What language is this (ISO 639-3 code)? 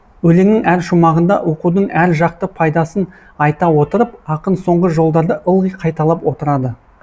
kaz